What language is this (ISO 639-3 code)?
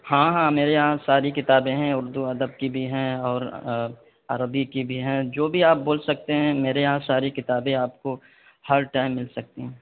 urd